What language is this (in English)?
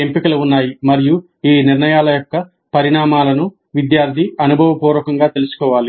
Telugu